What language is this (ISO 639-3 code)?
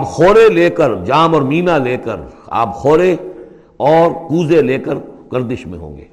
urd